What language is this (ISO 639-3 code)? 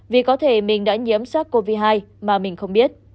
vie